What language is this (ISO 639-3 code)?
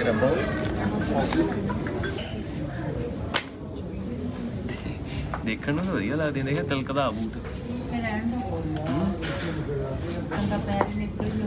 pan